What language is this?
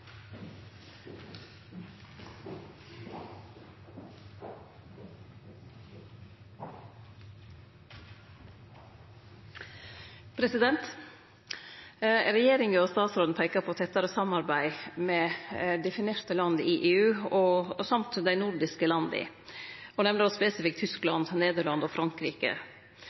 Norwegian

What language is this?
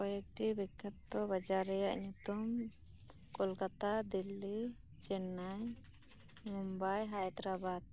Santali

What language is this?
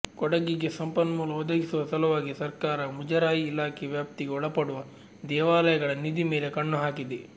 Kannada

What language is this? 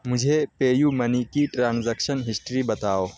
Urdu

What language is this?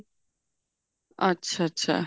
Punjabi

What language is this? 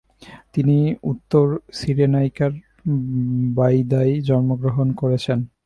Bangla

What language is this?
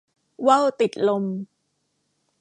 Thai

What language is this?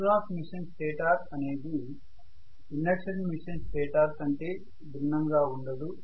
Telugu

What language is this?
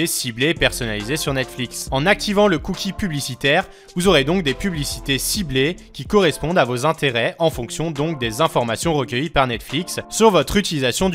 French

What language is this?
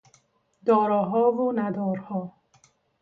Persian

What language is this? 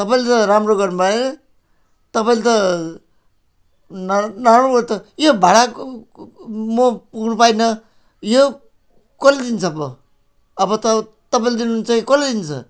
Nepali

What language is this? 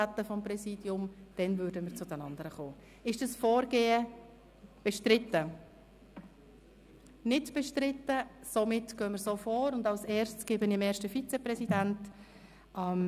Swiss German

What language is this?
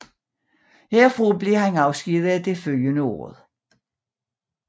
Danish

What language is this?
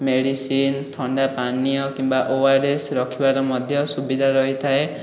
Odia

